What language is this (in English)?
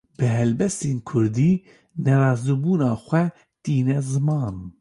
Kurdish